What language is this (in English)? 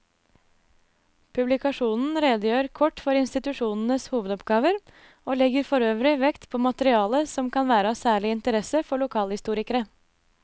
Norwegian